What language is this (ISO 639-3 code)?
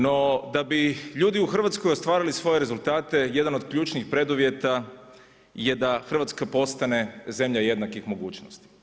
hrv